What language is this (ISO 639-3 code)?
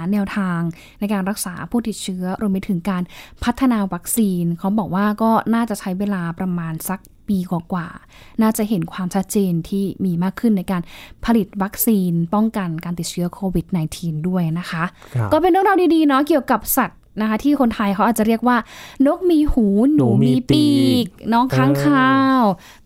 tha